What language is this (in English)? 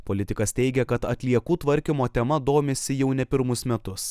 Lithuanian